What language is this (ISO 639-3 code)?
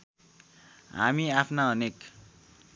nep